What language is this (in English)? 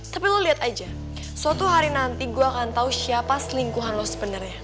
Indonesian